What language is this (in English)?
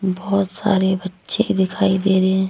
Hindi